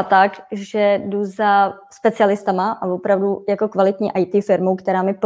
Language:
Czech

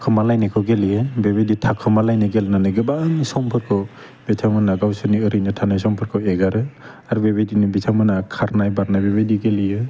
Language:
Bodo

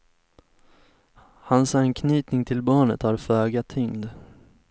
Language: Swedish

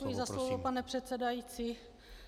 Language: Czech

